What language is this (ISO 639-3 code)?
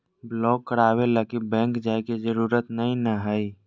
mag